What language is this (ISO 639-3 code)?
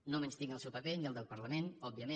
cat